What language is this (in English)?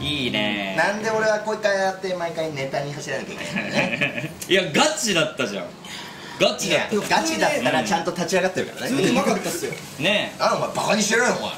Japanese